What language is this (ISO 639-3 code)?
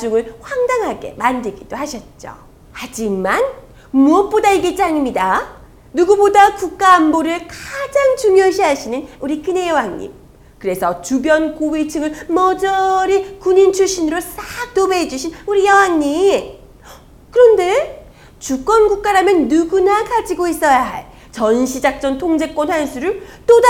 kor